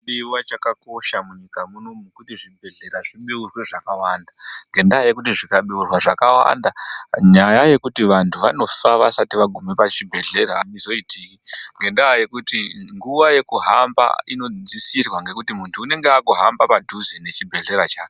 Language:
Ndau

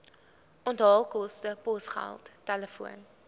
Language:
Afrikaans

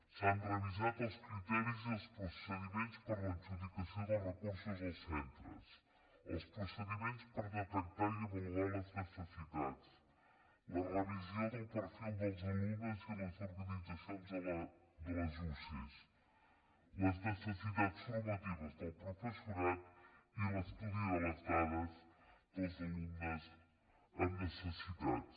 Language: Catalan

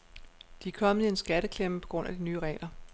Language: Danish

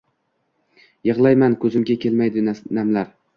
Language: Uzbek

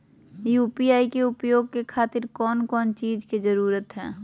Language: Magahi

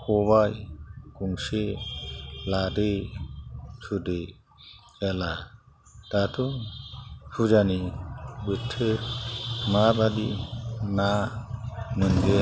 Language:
Bodo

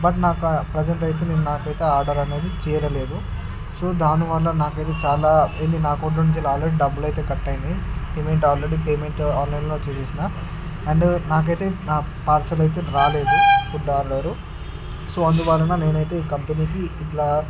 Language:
Telugu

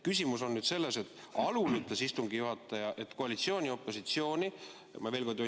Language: Estonian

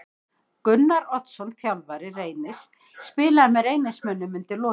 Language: Icelandic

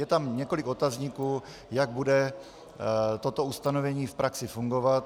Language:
Czech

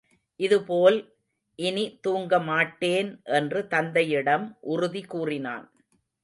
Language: Tamil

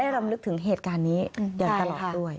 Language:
Thai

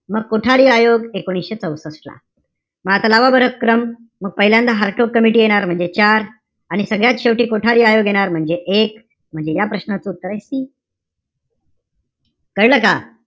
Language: Marathi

